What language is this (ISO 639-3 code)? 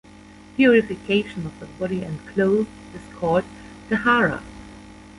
eng